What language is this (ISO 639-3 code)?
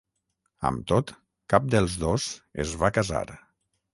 cat